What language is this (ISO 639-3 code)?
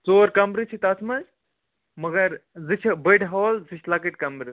kas